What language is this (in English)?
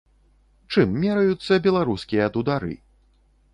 Belarusian